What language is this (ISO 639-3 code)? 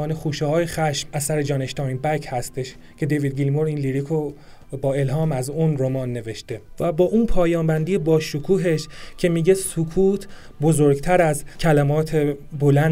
fas